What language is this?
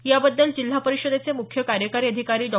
Marathi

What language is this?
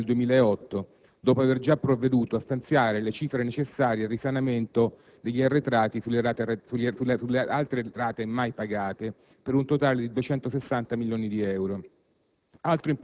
Italian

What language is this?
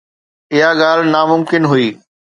Sindhi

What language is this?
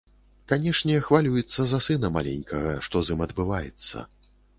Belarusian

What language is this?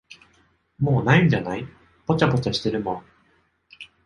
Japanese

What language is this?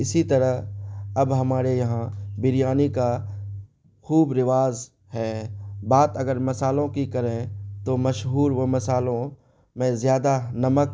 Urdu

